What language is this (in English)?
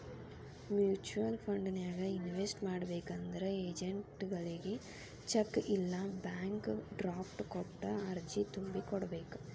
Kannada